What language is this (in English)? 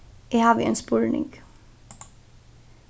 Faroese